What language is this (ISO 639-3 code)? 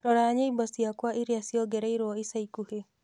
kik